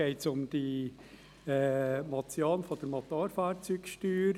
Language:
Swiss German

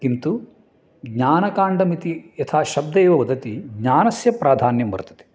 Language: Sanskrit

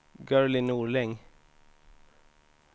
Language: Swedish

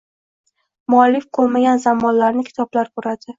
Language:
Uzbek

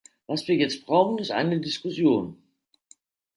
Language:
German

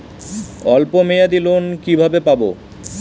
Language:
Bangla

